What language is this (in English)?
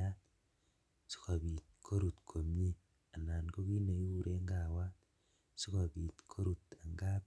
Kalenjin